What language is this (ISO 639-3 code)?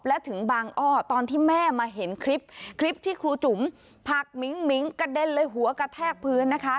tha